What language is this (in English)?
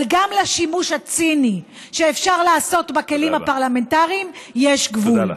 Hebrew